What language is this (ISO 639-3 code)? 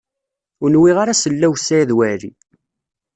kab